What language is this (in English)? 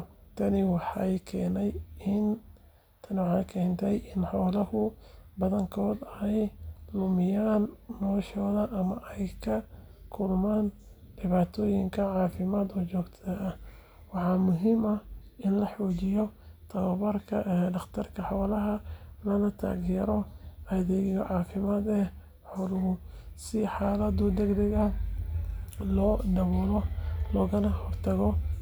Somali